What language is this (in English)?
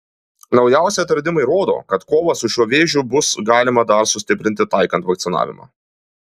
Lithuanian